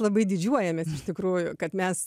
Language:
Lithuanian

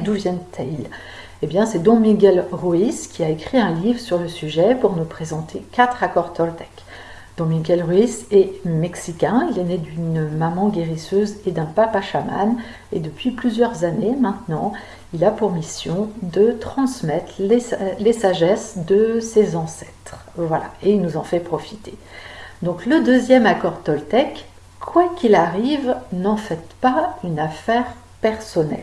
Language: French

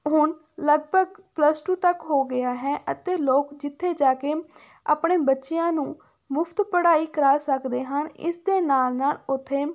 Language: Punjabi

